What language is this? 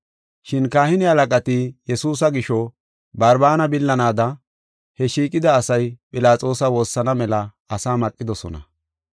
Gofa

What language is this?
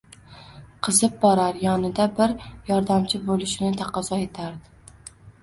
Uzbek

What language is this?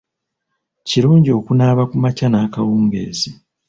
Ganda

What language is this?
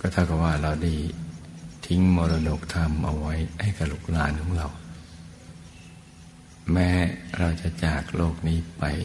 Thai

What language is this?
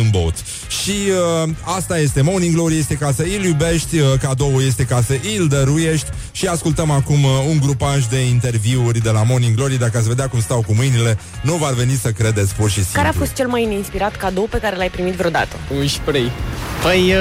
Romanian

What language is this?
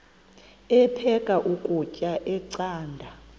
Xhosa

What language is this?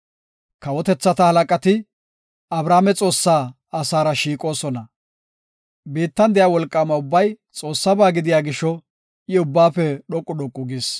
Gofa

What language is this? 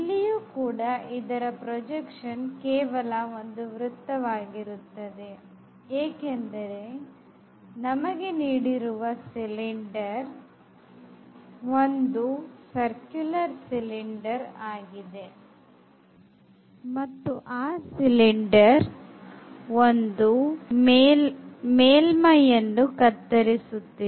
Kannada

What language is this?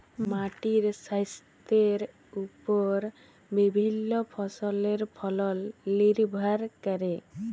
Bangla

